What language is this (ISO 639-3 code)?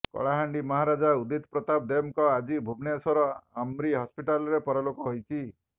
ori